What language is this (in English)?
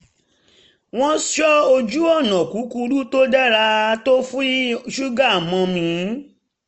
Yoruba